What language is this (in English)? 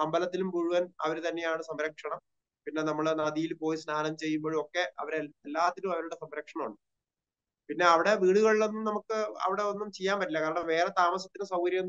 Malayalam